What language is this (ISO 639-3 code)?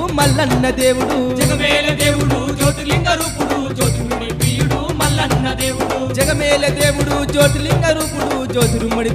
ara